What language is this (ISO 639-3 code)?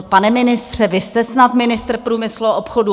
ces